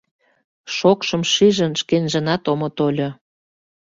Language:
Mari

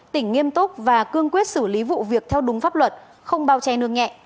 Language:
Vietnamese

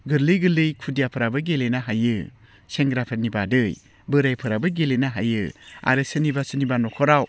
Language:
Bodo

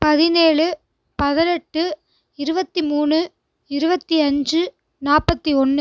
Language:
Tamil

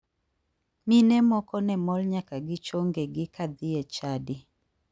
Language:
Luo (Kenya and Tanzania)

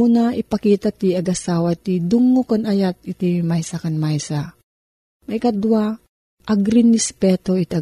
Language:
Filipino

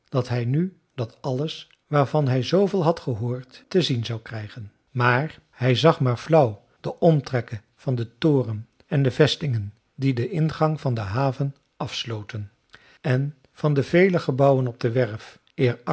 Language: Dutch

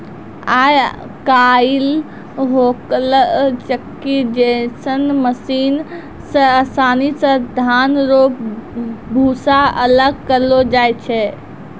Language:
Maithili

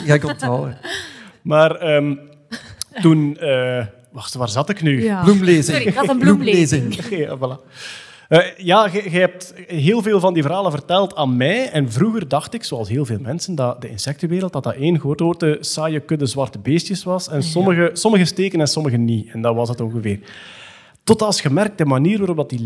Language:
Dutch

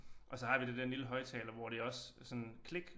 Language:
Danish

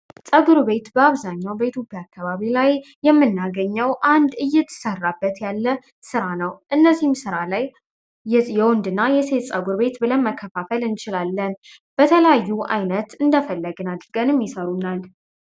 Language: Amharic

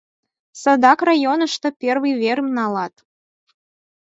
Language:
Mari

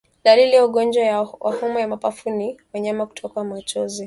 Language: Swahili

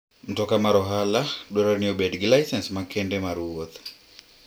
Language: Luo (Kenya and Tanzania)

